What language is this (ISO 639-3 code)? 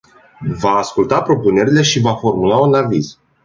ron